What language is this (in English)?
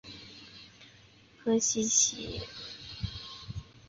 Chinese